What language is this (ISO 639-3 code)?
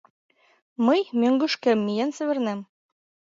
chm